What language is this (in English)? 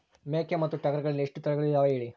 Kannada